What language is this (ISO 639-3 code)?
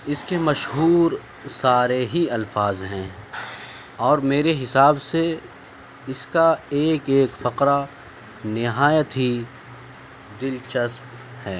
urd